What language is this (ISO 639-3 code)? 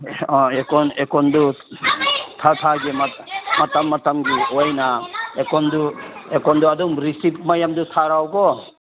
mni